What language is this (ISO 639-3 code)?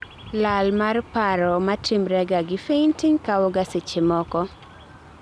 luo